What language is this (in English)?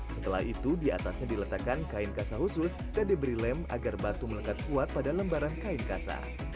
Indonesian